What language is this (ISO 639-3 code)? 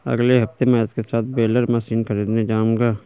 hin